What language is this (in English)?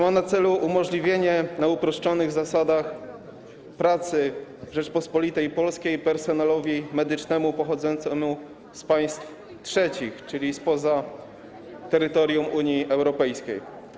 Polish